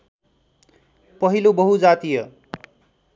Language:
Nepali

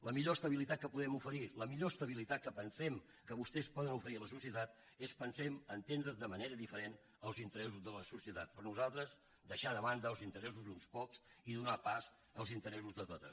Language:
Catalan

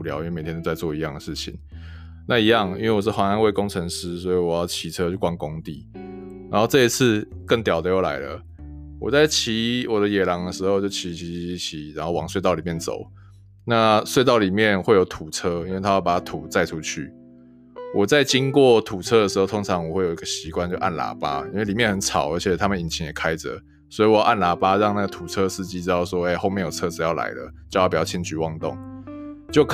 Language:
Chinese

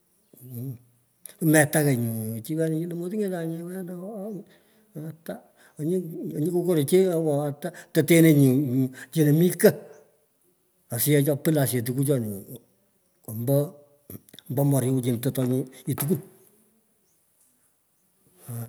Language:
Pökoot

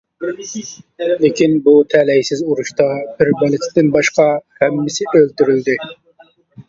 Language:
Uyghur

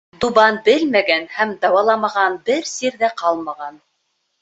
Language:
Bashkir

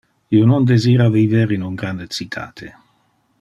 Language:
Interlingua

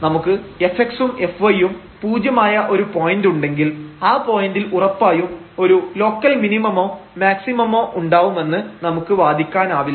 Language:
Malayalam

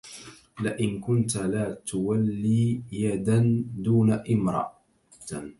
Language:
Arabic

